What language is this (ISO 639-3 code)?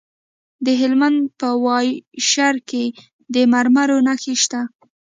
pus